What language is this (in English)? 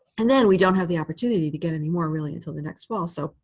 English